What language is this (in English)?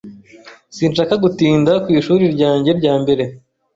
Kinyarwanda